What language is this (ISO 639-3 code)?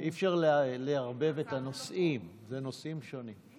heb